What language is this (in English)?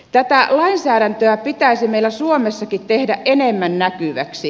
Finnish